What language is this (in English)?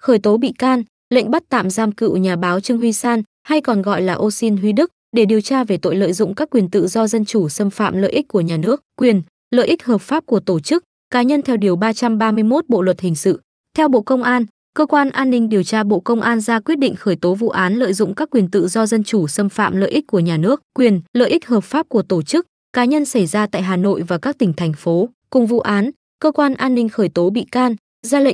Vietnamese